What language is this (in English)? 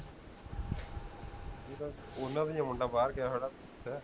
Punjabi